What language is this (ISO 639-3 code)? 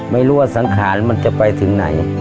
tha